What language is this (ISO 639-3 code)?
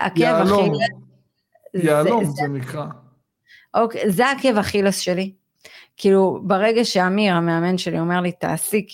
heb